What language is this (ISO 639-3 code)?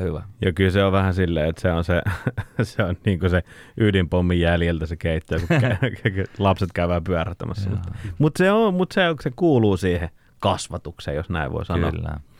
fin